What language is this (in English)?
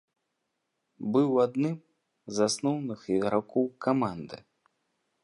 Belarusian